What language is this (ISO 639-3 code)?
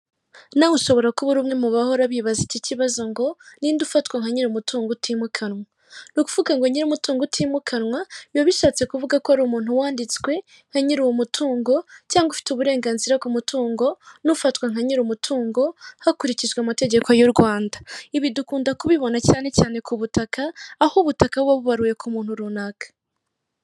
kin